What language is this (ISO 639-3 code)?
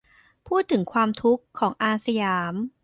tha